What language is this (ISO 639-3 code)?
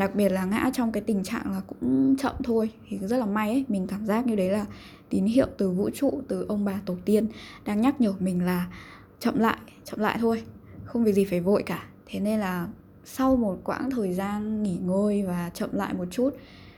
vie